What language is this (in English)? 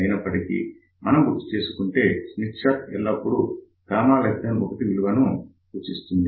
Telugu